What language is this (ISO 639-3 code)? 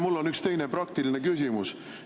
est